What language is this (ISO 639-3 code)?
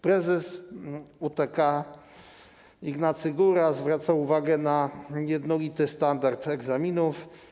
pol